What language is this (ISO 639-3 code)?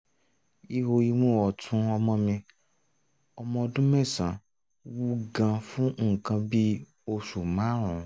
yor